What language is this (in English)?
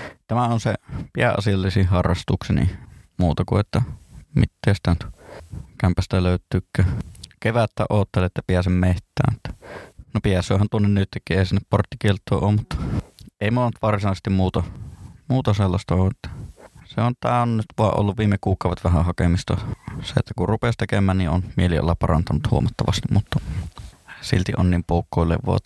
Finnish